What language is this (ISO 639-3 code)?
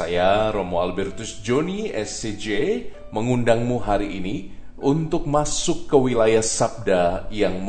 ind